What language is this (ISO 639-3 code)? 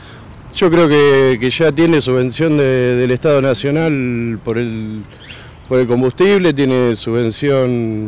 spa